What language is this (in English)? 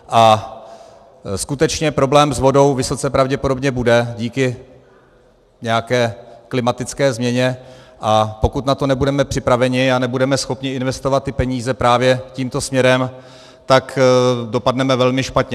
Czech